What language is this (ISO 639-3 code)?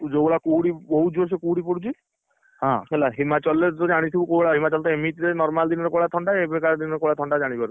ori